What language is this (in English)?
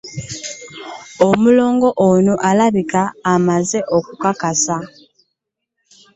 Ganda